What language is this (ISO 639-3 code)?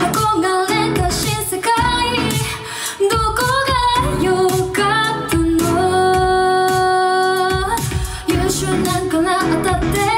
jpn